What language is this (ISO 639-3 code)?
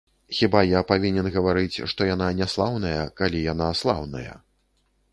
bel